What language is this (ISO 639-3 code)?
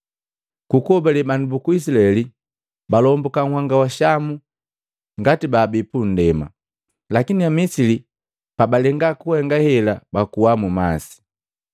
mgv